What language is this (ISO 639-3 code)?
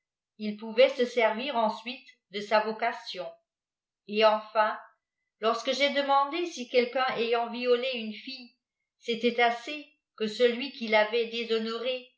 fra